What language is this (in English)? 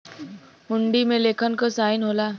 Bhojpuri